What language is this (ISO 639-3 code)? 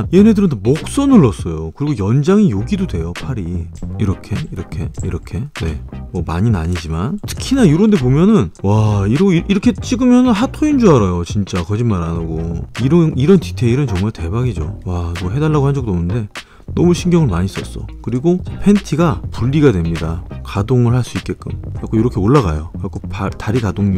kor